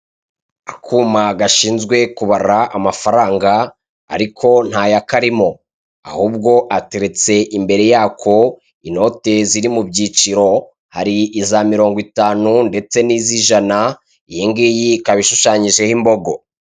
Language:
Kinyarwanda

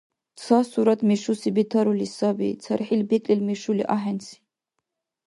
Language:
Dargwa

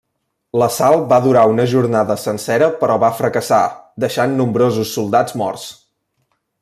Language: Catalan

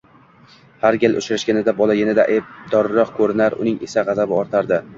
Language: Uzbek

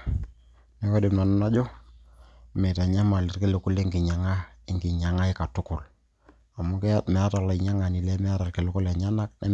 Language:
Masai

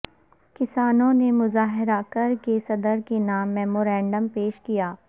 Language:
Urdu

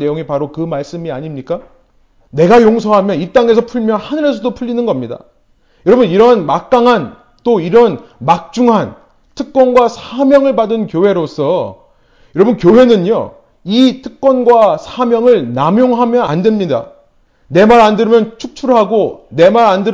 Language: Korean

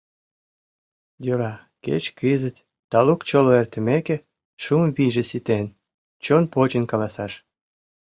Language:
Mari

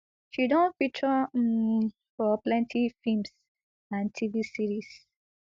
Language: Nigerian Pidgin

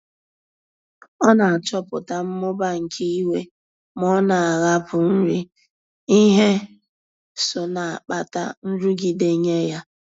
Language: Igbo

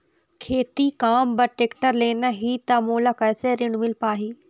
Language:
Chhattisgarhi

